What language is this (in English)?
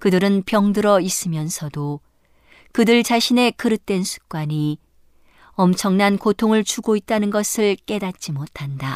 Korean